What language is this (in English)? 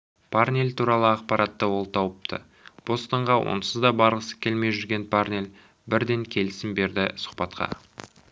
Kazakh